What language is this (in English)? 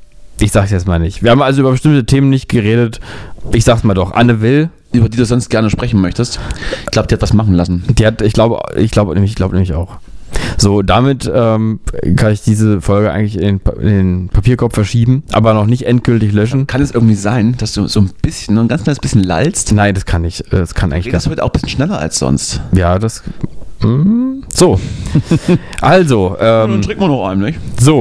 German